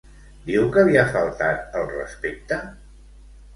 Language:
Catalan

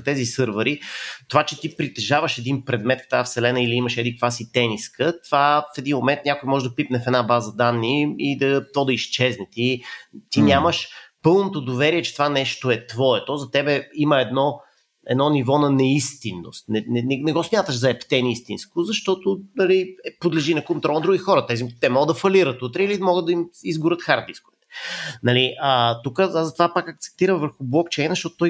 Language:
Bulgarian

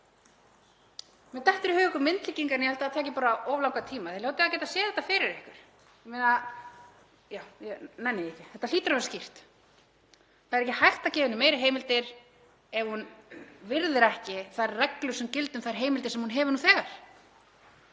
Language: Icelandic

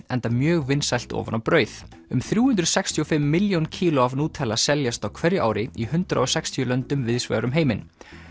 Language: Icelandic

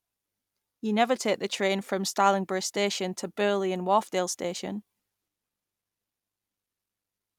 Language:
English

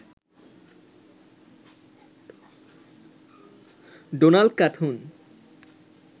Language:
Bangla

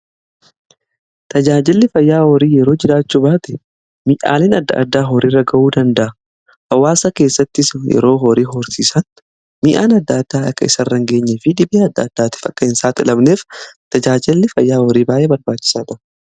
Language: Oromo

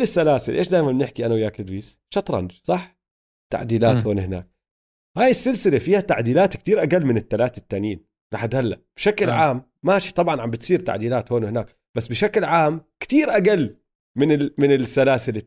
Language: Arabic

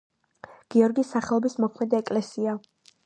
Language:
Georgian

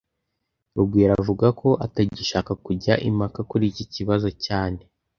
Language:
Kinyarwanda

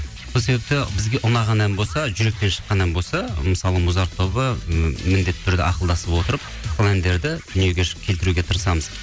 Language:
Kazakh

